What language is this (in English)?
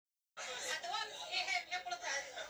Somali